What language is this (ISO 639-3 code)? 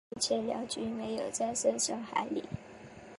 zho